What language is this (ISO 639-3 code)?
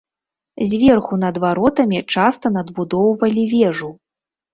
bel